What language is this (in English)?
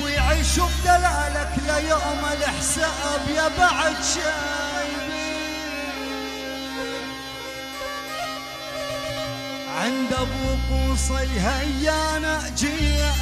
Arabic